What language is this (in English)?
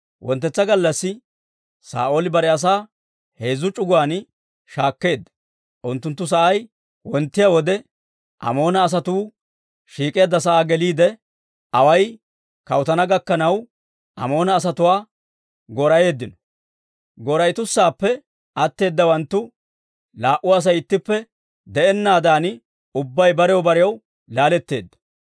Dawro